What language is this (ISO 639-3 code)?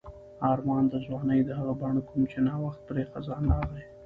pus